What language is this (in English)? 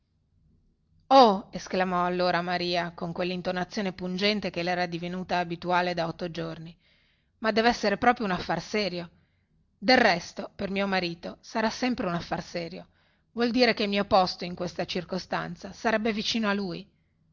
Italian